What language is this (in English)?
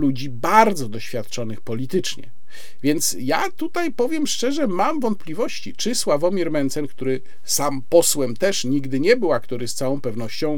Polish